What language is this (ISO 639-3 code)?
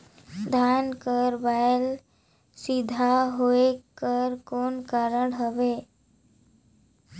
hne